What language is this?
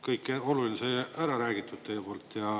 Estonian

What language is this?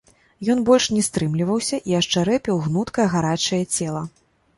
Belarusian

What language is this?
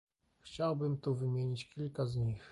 Polish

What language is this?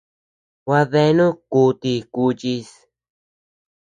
Tepeuxila Cuicatec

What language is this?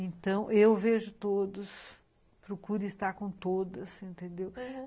Portuguese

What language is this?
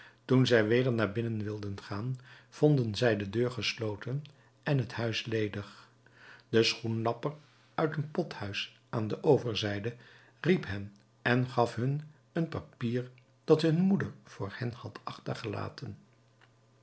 Dutch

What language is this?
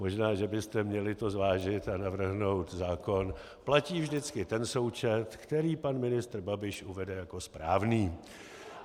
Czech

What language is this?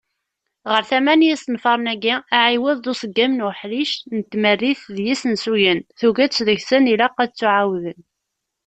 Kabyle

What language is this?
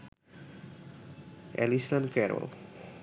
Bangla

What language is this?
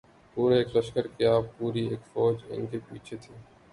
Urdu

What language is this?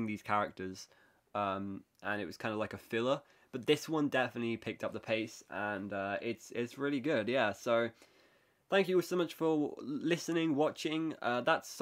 English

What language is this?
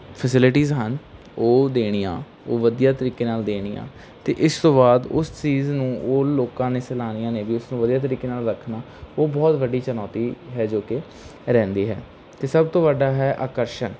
Punjabi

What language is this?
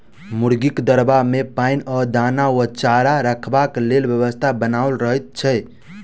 Maithili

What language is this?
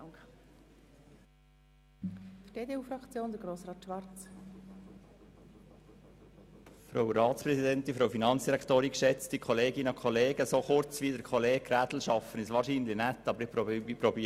Swiss German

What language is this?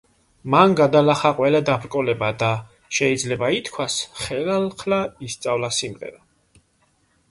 Georgian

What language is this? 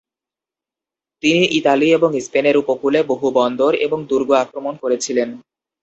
Bangla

